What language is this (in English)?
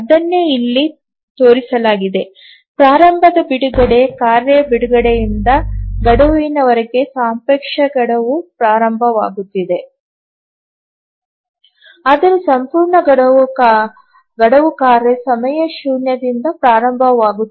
Kannada